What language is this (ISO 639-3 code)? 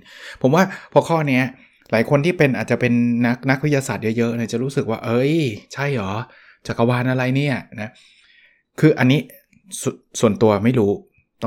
tha